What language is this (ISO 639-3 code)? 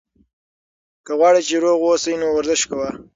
pus